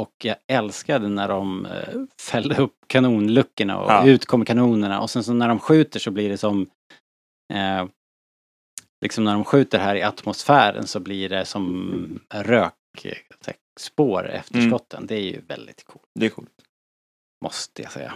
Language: Swedish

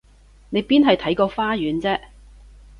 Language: Cantonese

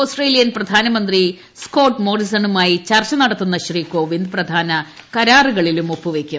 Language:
Malayalam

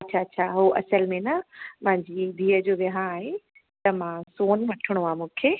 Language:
Sindhi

